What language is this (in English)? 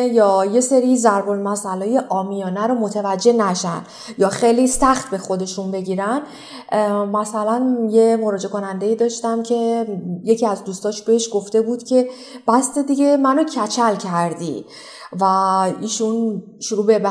Persian